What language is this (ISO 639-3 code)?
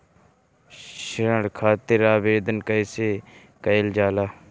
bho